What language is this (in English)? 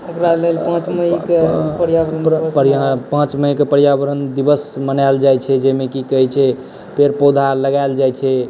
Maithili